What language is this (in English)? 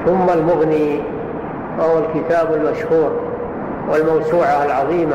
Arabic